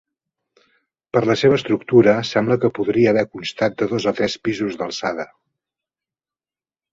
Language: Catalan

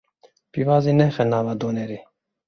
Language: Kurdish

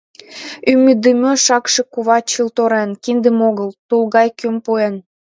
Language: Mari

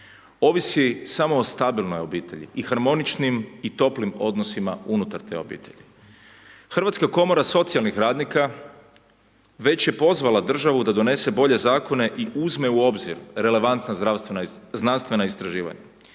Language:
Croatian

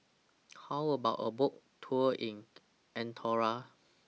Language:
English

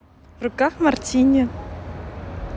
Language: Russian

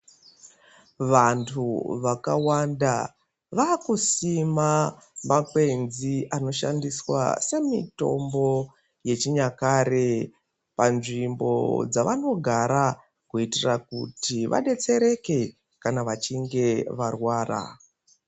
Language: Ndau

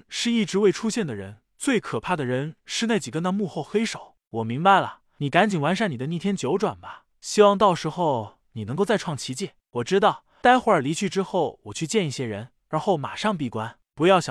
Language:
Chinese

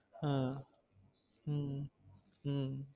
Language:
Tamil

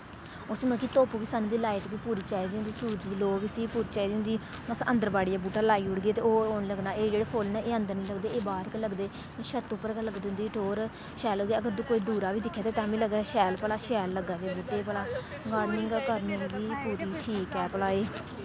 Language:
Dogri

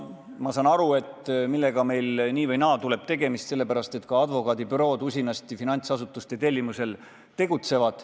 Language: Estonian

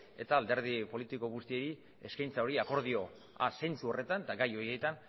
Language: Basque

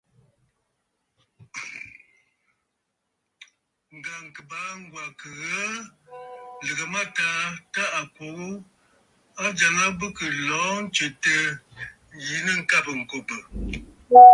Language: Bafut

